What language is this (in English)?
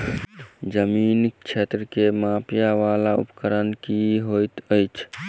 Maithili